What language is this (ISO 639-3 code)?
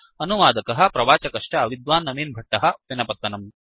san